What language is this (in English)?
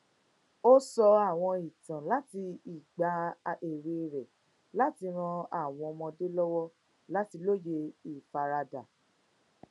Yoruba